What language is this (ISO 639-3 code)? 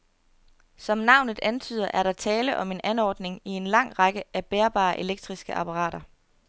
dan